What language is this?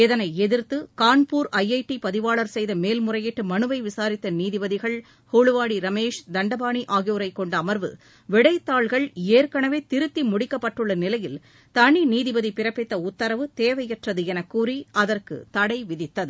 Tamil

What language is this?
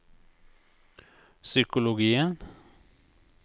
Norwegian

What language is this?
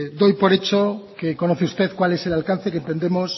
Spanish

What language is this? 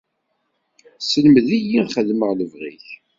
Kabyle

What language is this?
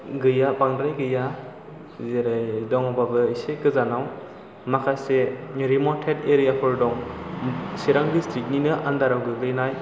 Bodo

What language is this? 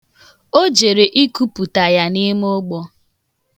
Igbo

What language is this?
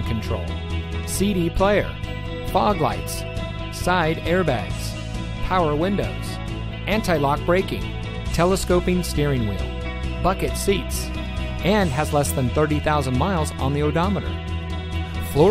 English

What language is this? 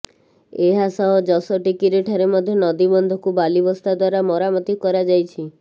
Odia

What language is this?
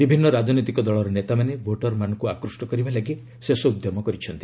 Odia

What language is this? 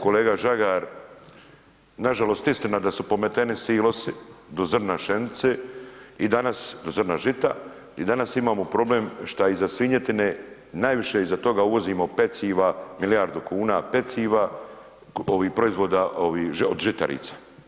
Croatian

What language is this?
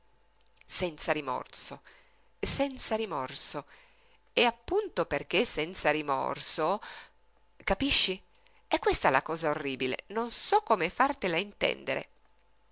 Italian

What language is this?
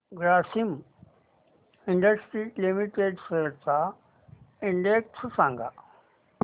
Marathi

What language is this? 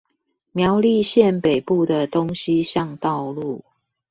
Chinese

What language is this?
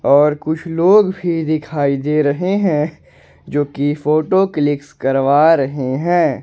Hindi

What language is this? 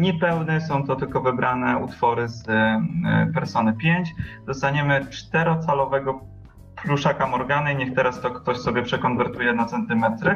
Polish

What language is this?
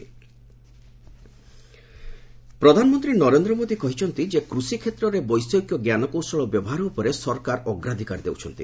Odia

